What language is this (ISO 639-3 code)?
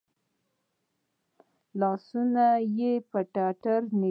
pus